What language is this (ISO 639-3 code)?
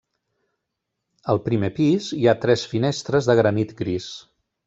cat